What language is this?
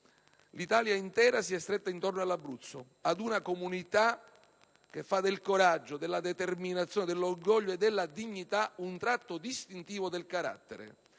Italian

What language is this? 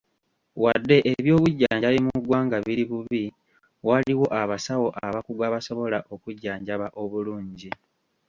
Ganda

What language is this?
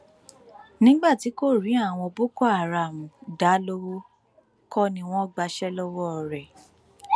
Yoruba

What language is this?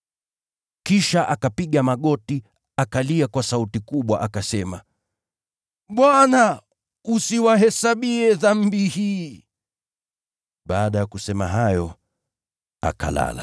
Swahili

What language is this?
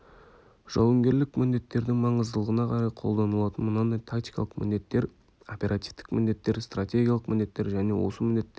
Kazakh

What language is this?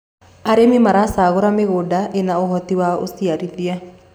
Kikuyu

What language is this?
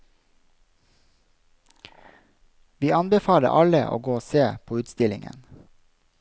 Norwegian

